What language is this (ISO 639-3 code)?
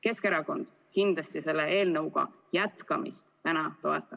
est